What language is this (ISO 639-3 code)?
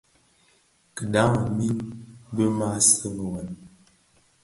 ksf